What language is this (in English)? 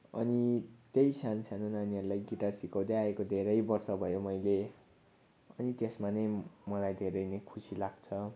Nepali